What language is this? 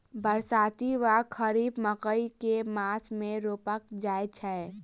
Maithili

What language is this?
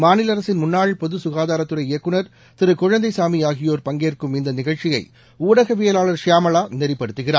Tamil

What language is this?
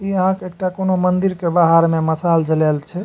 Maithili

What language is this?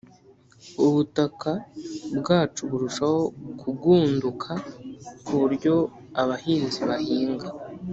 Kinyarwanda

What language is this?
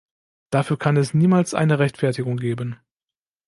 German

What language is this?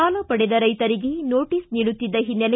Kannada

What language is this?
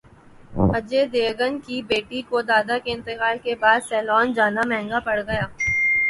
Urdu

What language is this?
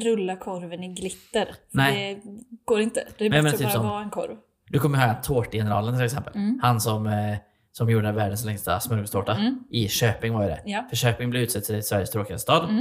Swedish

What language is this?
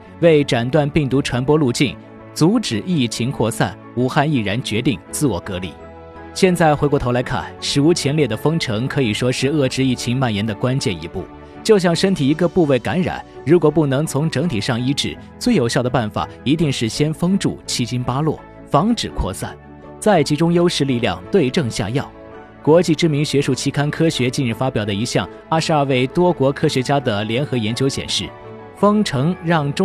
Chinese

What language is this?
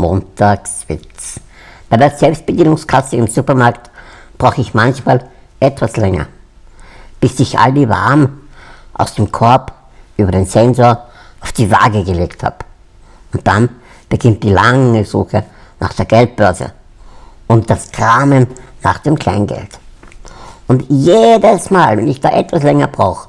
German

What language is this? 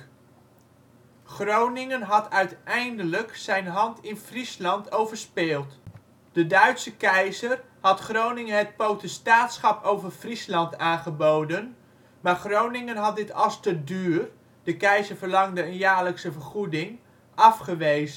Dutch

